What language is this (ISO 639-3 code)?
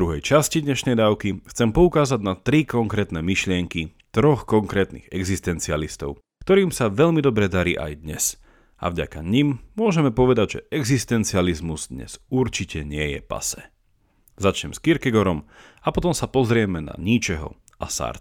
slk